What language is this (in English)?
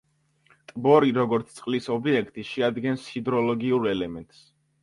Georgian